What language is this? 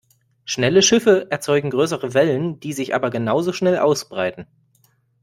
German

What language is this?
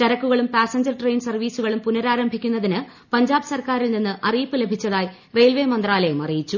Malayalam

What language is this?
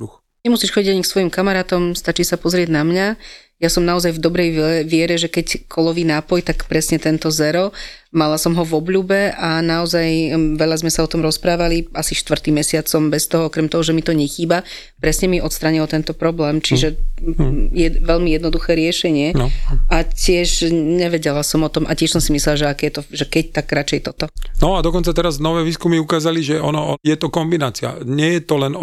Slovak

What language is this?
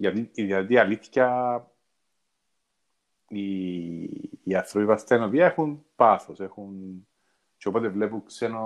Greek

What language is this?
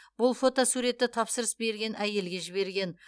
Kazakh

